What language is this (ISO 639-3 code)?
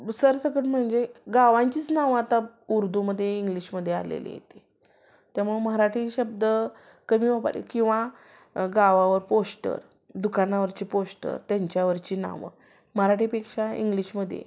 mar